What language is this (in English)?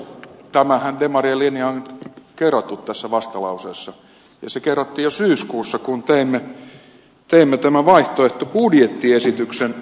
Finnish